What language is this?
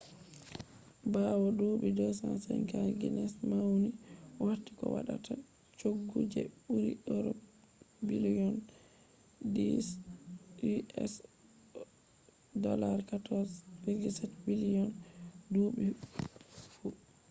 Fula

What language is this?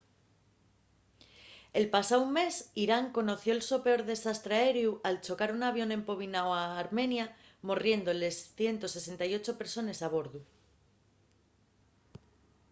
Asturian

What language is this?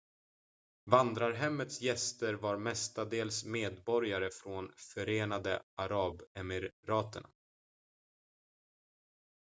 Swedish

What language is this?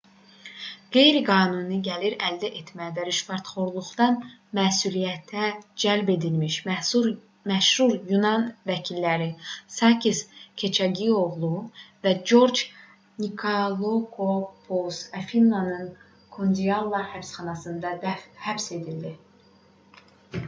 Azerbaijani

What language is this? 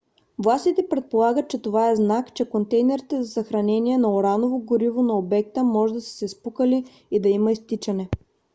Bulgarian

